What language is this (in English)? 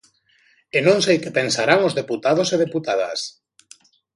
Galician